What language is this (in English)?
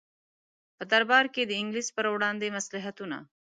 Pashto